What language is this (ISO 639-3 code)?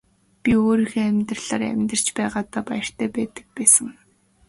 mon